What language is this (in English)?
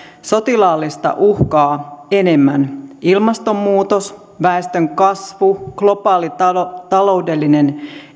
Finnish